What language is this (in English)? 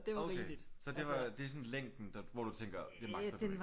Danish